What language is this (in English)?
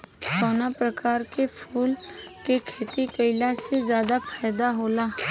Bhojpuri